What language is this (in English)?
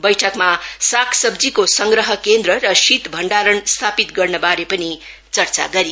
Nepali